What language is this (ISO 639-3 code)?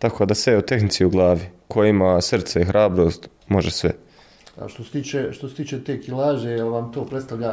hrv